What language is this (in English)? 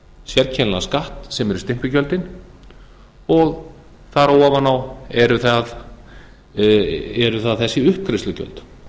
Icelandic